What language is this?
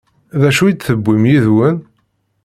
Kabyle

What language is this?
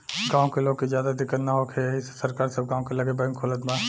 Bhojpuri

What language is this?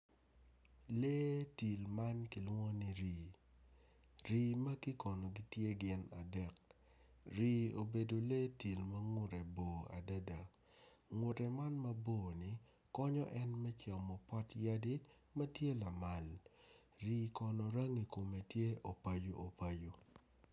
Acoli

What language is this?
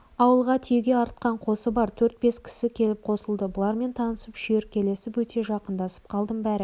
Kazakh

